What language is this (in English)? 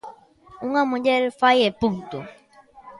Galician